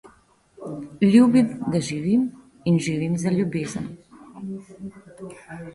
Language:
Slovenian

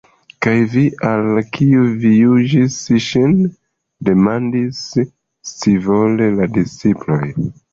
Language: Esperanto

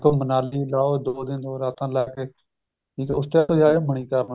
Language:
Punjabi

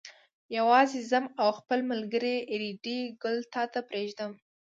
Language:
Pashto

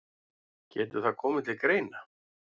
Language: Icelandic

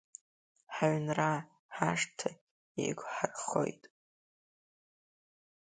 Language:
Abkhazian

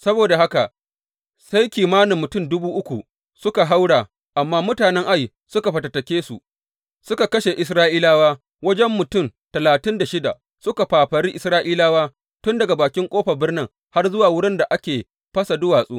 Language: Hausa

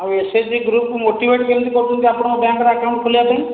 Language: Odia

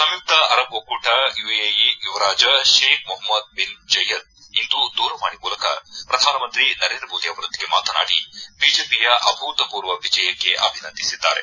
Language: Kannada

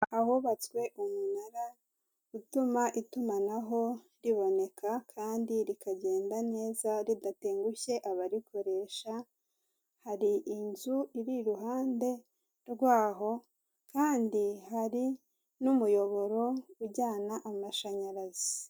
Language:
Kinyarwanda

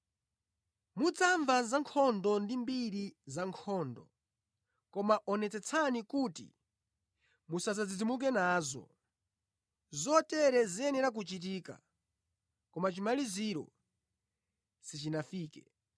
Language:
Nyanja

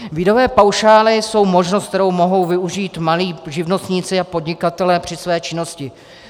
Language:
Czech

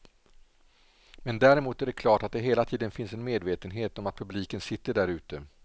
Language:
Swedish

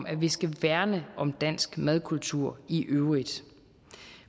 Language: Danish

